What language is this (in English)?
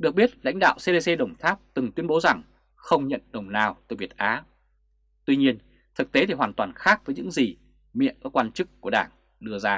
Vietnamese